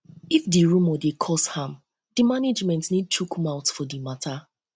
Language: Nigerian Pidgin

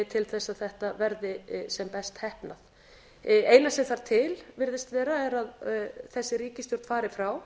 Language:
Icelandic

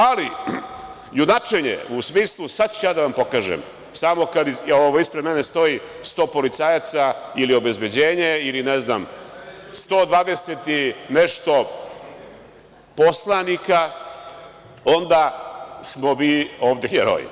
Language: Serbian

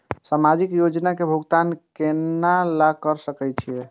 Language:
Maithili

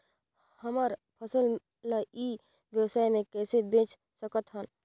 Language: Chhattisgarhi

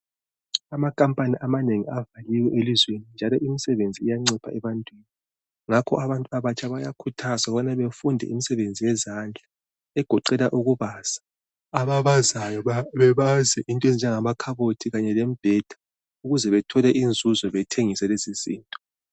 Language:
North Ndebele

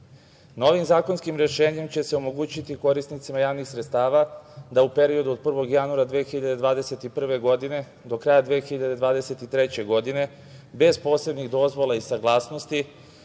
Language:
Serbian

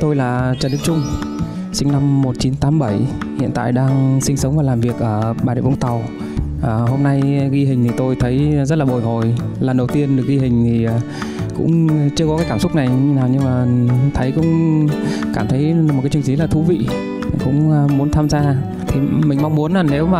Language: Vietnamese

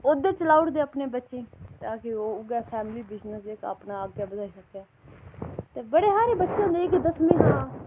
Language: Dogri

